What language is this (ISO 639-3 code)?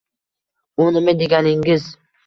uzb